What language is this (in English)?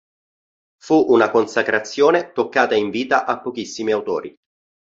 Italian